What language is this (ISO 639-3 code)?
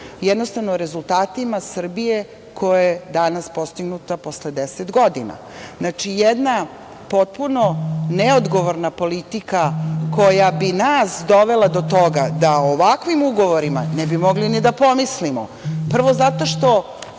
srp